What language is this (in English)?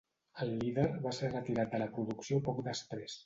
Catalan